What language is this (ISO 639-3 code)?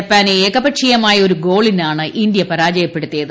mal